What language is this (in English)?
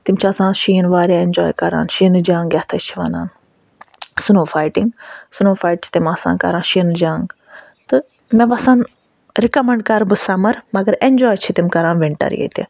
Kashmiri